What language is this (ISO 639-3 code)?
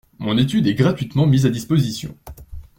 fra